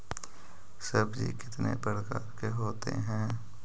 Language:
Magahi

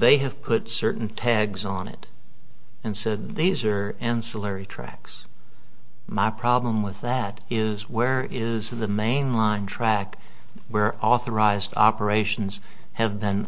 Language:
English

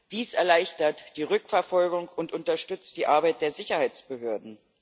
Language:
German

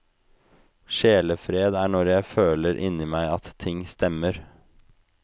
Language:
Norwegian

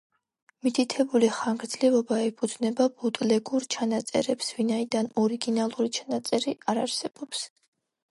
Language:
Georgian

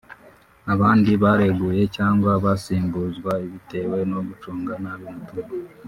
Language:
Kinyarwanda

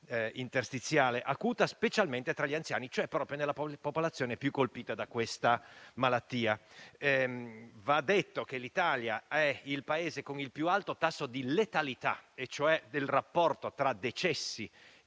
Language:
Italian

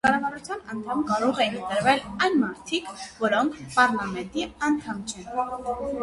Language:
Armenian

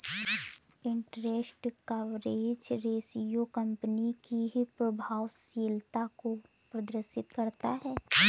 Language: Hindi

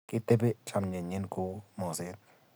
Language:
Kalenjin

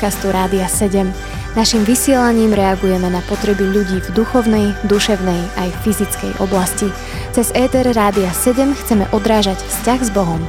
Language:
Slovak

